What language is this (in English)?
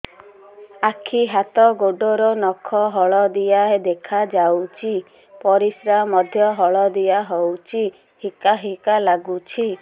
Odia